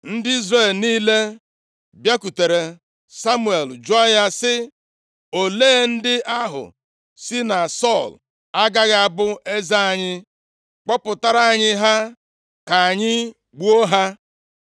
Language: Igbo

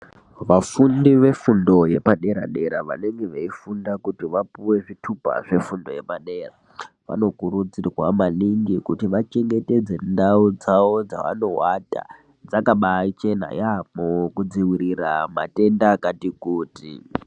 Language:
Ndau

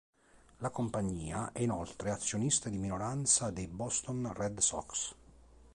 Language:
Italian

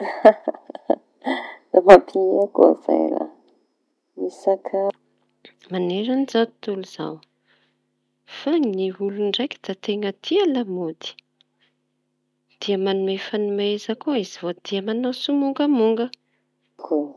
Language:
Tanosy Malagasy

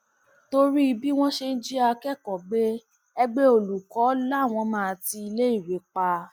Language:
Yoruba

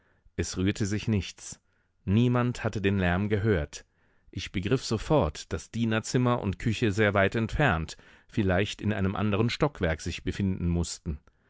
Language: German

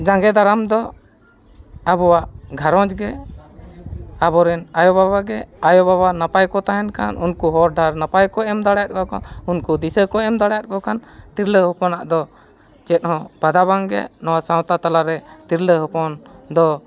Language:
Santali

